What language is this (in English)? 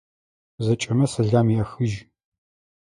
Adyghe